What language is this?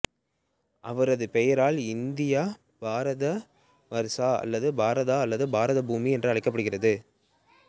Tamil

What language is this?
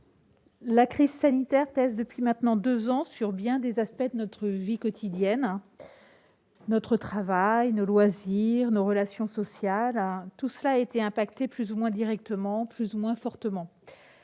French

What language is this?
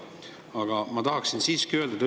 Estonian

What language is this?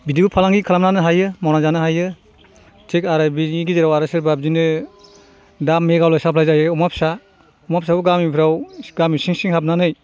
Bodo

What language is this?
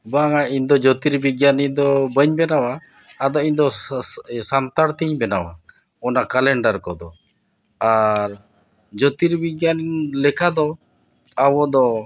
Santali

